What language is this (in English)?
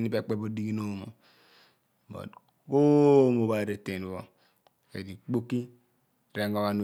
Abua